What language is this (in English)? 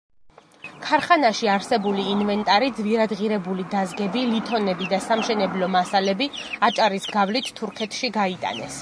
Georgian